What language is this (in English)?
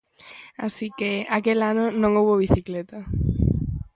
Galician